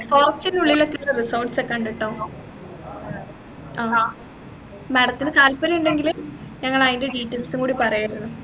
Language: Malayalam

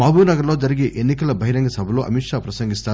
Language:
Telugu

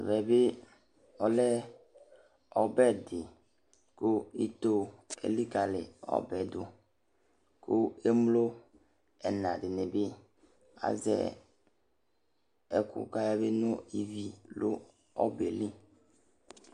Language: Ikposo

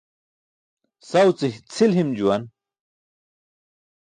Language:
Burushaski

